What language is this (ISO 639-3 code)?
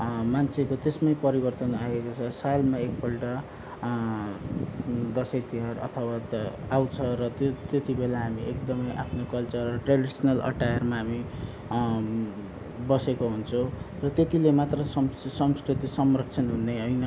nep